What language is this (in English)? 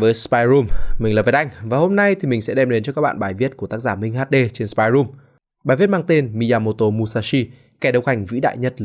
Vietnamese